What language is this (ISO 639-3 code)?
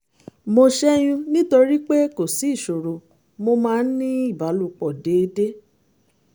yor